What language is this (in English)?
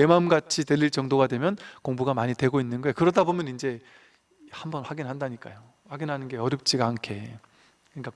Korean